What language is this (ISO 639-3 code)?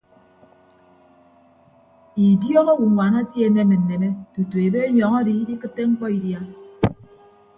ibb